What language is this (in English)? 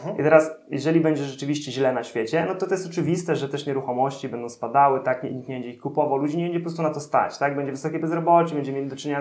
Polish